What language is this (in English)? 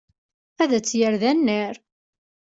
Kabyle